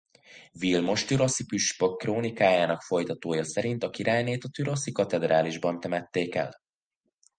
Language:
Hungarian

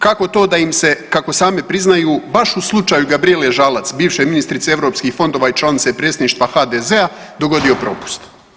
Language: Croatian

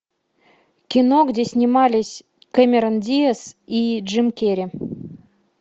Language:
Russian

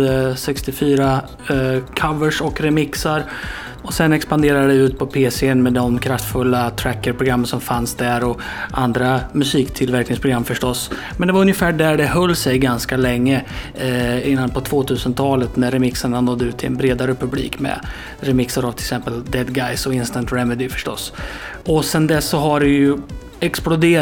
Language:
Swedish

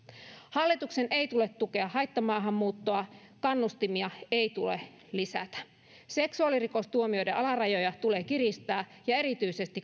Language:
Finnish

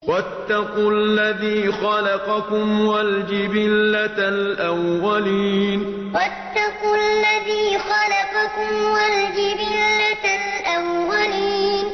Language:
Arabic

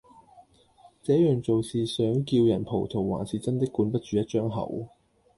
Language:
Cantonese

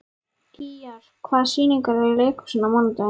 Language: Icelandic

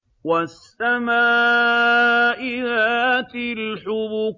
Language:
Arabic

